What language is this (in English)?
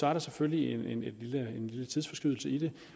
Danish